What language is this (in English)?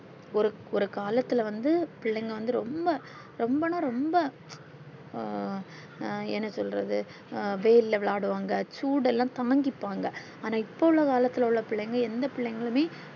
Tamil